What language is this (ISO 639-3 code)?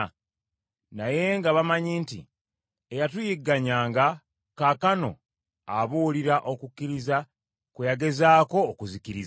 lug